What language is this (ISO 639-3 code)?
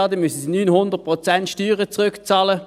gsw